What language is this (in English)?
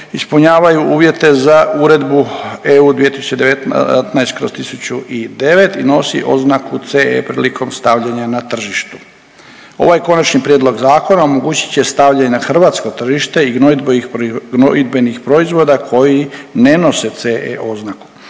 Croatian